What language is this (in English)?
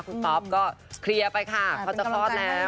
Thai